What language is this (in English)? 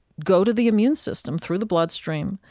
English